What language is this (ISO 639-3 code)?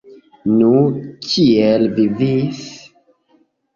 epo